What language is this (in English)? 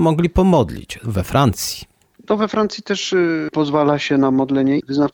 Polish